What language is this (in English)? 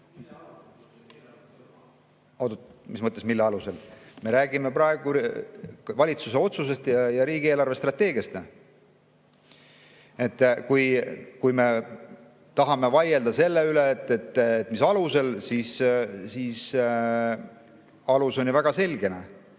Estonian